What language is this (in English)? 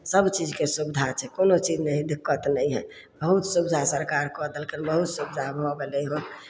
Maithili